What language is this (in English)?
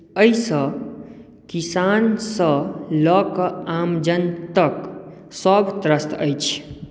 Maithili